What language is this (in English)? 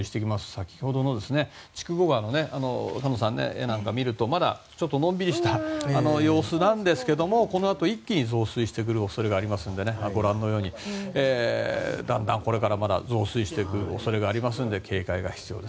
Japanese